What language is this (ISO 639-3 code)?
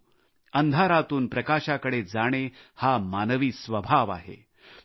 mar